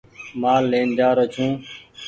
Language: Goaria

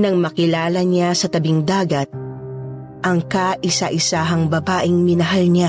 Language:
Filipino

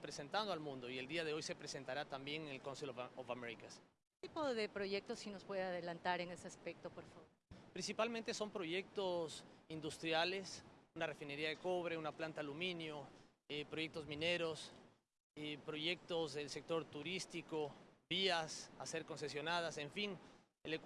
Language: Spanish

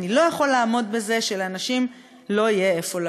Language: Hebrew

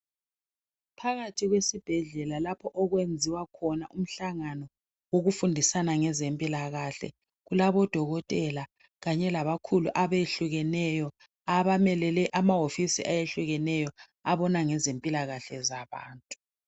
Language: North Ndebele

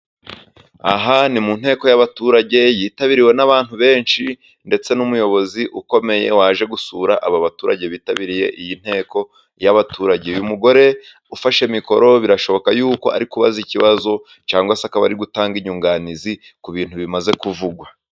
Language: Kinyarwanda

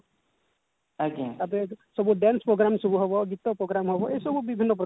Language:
Odia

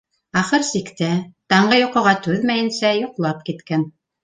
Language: Bashkir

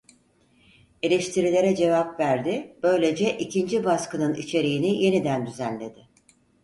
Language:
Turkish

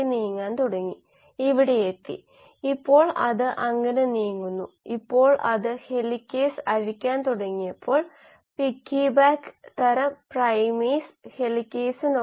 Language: Malayalam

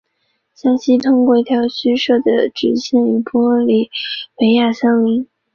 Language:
Chinese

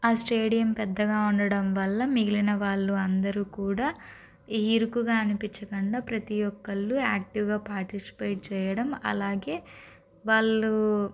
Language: Telugu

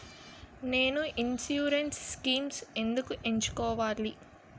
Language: Telugu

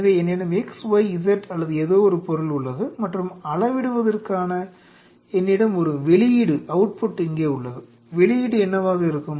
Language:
Tamil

